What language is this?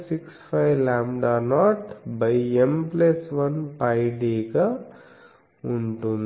Telugu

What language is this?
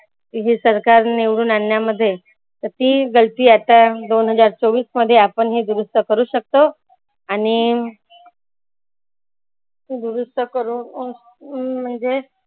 Marathi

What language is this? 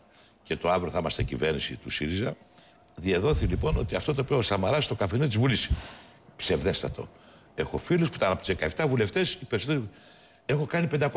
Greek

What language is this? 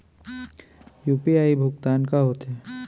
Chhattisgarhi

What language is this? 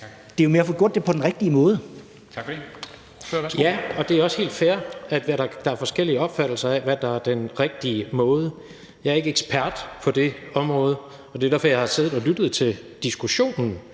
Danish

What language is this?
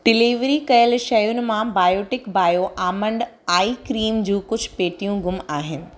Sindhi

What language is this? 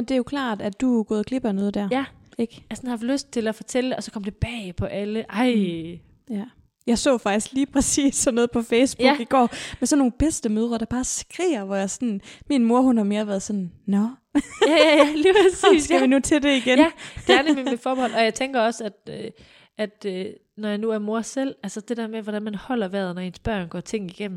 Danish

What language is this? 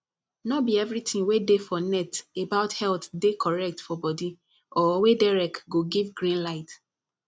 Nigerian Pidgin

